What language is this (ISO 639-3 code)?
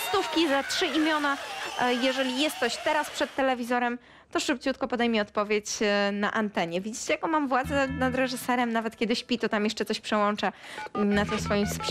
pol